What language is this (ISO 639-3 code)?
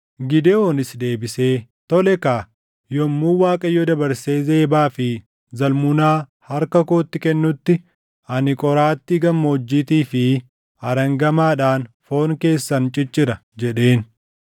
orm